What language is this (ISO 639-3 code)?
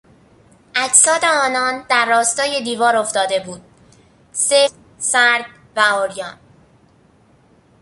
fas